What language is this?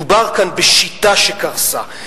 Hebrew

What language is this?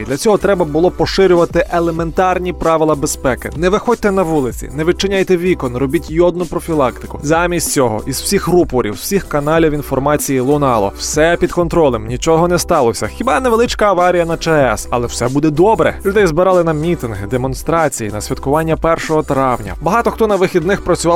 Ukrainian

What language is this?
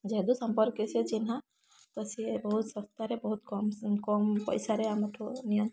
Odia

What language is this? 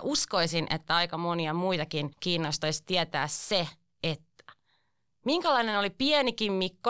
Finnish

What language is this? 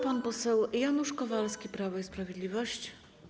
Polish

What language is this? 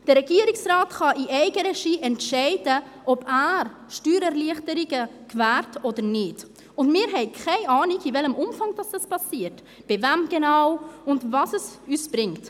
Swiss German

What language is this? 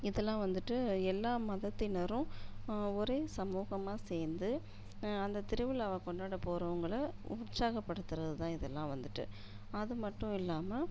Tamil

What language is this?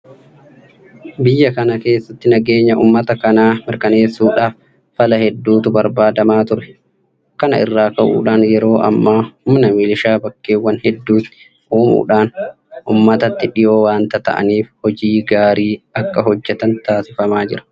Oromo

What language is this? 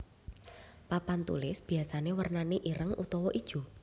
Javanese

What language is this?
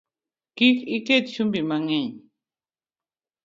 Luo (Kenya and Tanzania)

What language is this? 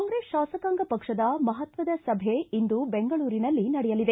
Kannada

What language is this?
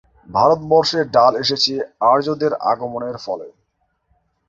Bangla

